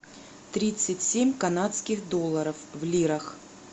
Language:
Russian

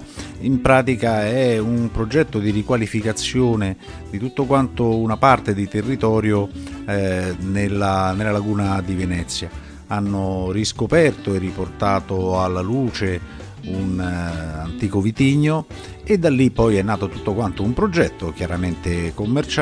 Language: Italian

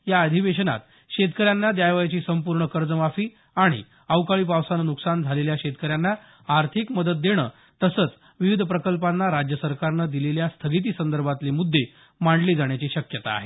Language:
Marathi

